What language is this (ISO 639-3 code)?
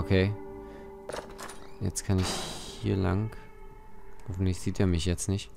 deu